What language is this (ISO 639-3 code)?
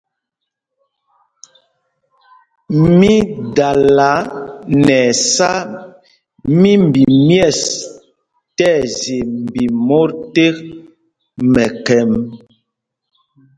mgg